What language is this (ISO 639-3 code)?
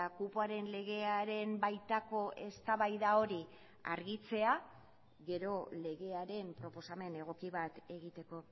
eus